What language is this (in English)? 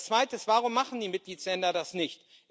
German